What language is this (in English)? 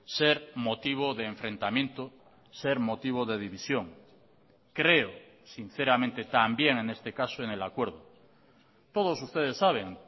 Spanish